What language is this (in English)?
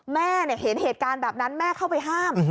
Thai